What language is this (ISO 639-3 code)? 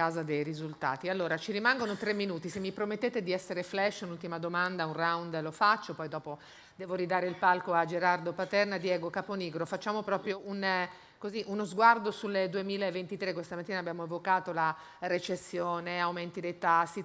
ita